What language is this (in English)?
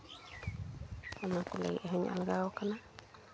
Santali